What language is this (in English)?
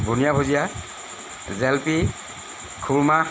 Assamese